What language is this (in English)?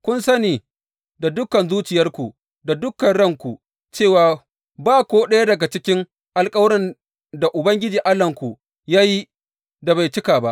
Hausa